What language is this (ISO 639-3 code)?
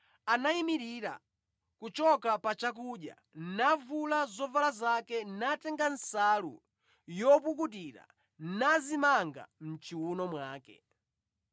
nya